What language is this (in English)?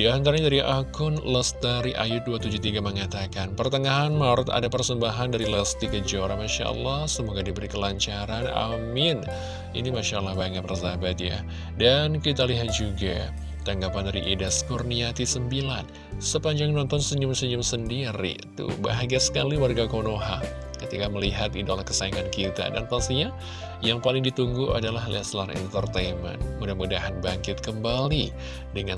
Indonesian